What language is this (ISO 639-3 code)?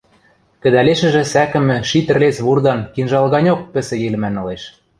mrj